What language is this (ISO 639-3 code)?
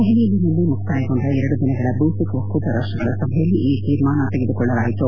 kan